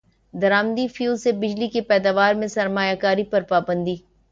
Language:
Urdu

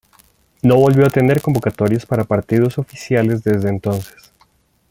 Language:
Spanish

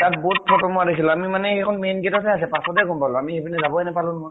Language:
Assamese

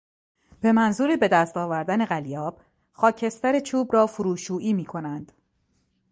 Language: Persian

